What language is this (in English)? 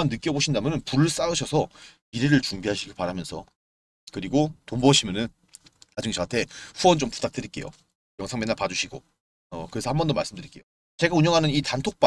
Korean